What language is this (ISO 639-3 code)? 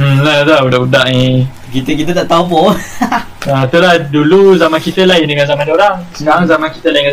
msa